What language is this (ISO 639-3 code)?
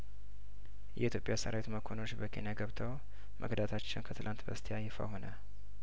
amh